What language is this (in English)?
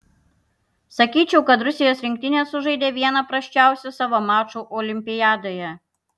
Lithuanian